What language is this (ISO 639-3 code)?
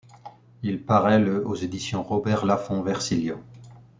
fra